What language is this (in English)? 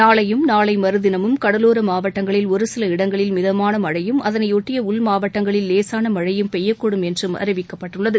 Tamil